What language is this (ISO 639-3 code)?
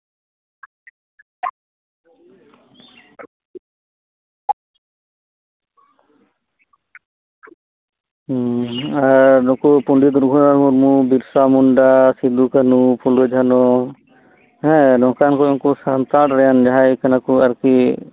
sat